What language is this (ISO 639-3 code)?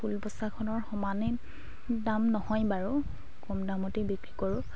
asm